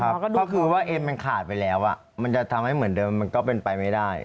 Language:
Thai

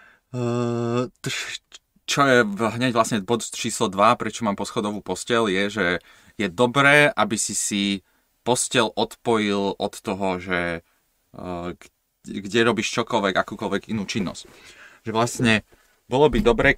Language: Slovak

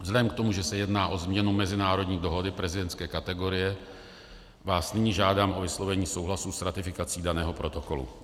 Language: Czech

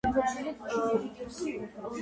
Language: Georgian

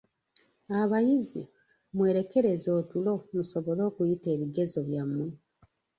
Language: Ganda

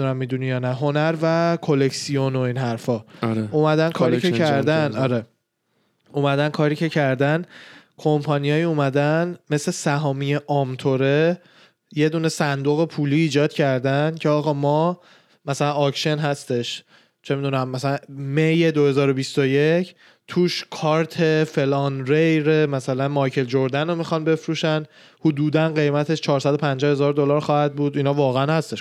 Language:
Persian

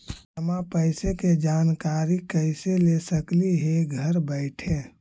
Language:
Magahi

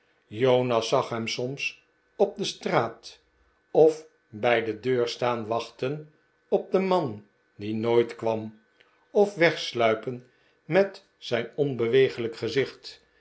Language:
Dutch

